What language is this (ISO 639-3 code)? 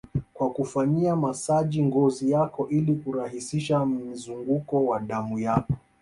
swa